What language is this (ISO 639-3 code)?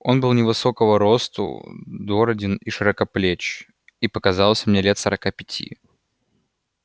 rus